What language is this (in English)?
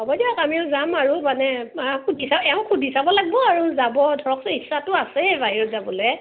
Assamese